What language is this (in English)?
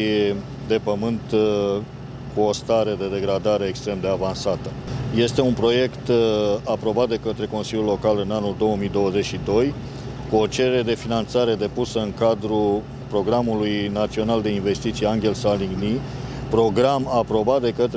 Romanian